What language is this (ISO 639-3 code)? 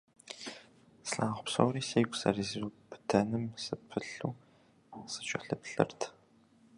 kbd